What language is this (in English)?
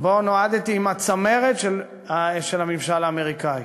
Hebrew